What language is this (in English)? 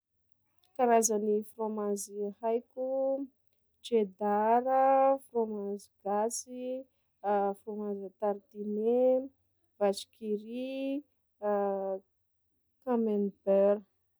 Sakalava Malagasy